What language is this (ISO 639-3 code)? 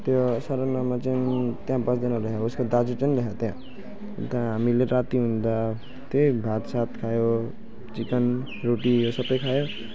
nep